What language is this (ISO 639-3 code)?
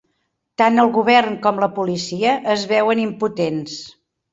cat